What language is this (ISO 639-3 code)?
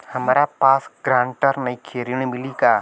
bho